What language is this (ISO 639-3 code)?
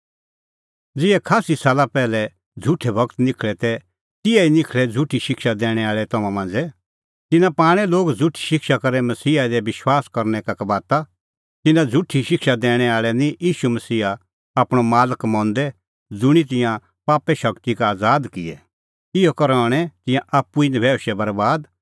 kfx